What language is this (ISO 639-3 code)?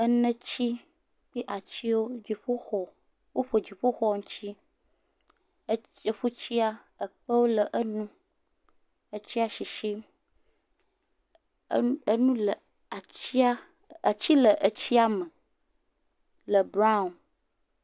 ewe